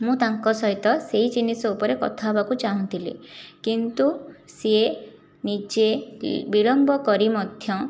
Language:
Odia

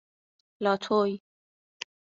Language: Persian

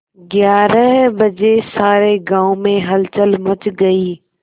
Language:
Hindi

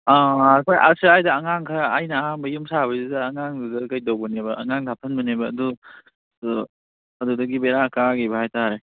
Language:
Manipuri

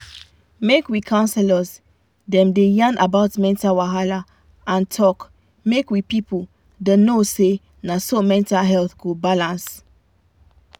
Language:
Nigerian Pidgin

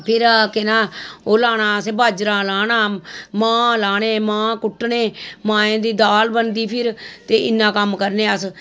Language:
Dogri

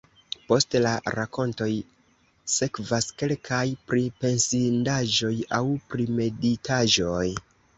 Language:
Esperanto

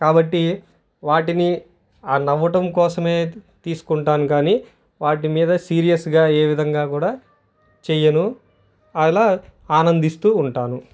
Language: Telugu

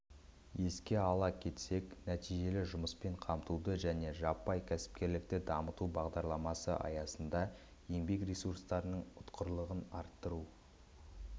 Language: Kazakh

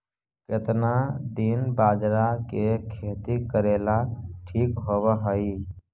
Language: Magahi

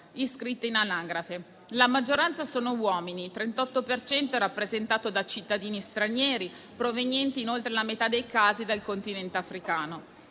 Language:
Italian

